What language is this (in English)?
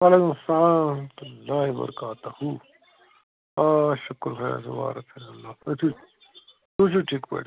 Kashmiri